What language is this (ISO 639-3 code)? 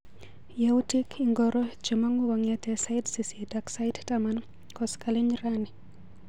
kln